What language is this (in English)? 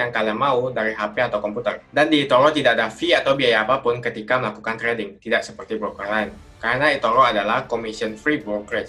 Indonesian